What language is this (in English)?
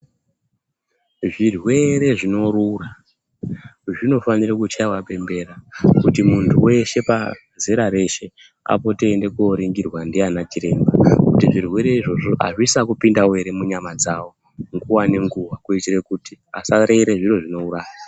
Ndau